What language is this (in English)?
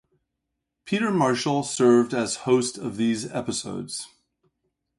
English